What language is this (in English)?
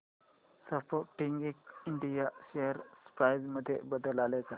Marathi